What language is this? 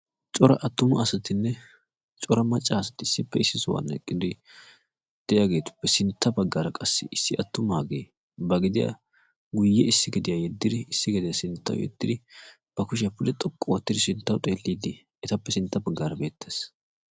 Wolaytta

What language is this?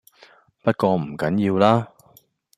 Cantonese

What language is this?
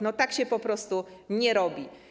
Polish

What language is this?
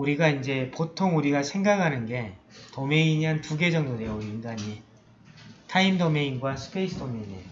Korean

